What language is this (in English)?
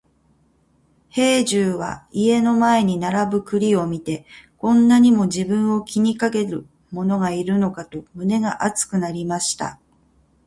Japanese